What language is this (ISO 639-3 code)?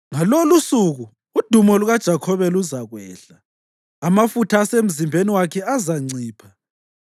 nde